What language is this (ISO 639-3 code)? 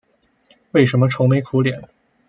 zho